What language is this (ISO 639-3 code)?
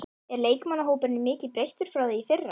isl